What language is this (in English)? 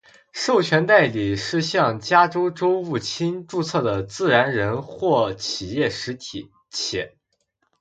Chinese